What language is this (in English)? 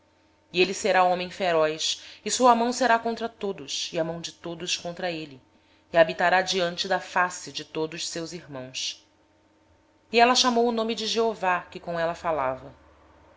Portuguese